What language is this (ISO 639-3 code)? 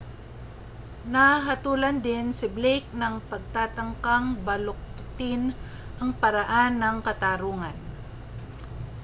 fil